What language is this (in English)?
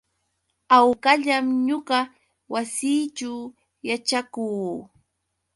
Yauyos Quechua